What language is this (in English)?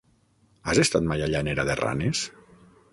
Catalan